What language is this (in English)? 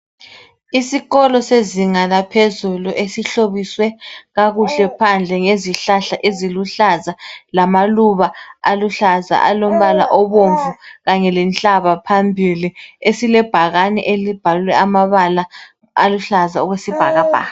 North Ndebele